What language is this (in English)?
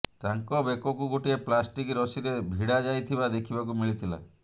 Odia